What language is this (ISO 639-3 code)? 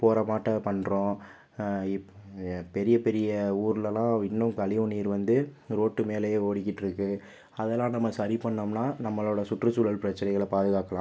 tam